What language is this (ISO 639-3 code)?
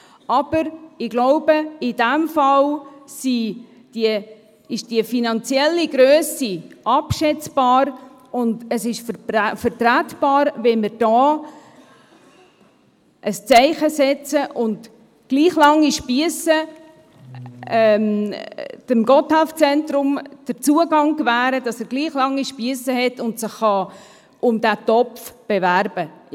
gsw